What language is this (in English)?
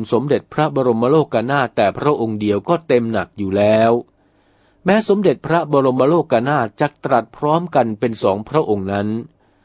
Thai